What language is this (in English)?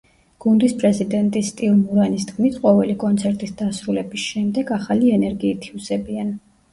Georgian